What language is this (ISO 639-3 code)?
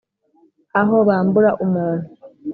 kin